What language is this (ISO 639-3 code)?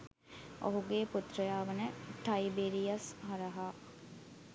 sin